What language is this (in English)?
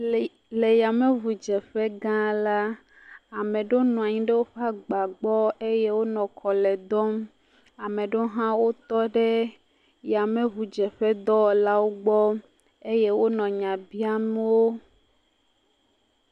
Ewe